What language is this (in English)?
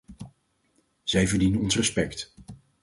Dutch